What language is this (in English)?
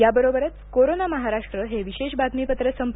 Marathi